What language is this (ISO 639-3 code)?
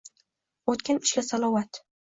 uzb